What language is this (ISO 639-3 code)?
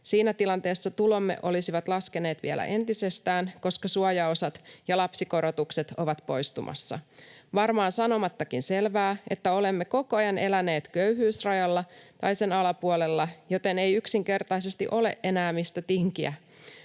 fin